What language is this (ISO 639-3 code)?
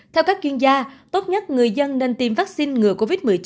vie